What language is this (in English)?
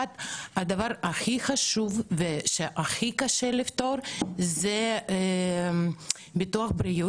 Hebrew